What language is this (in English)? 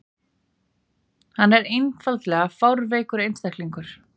Icelandic